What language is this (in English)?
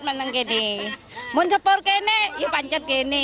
Indonesian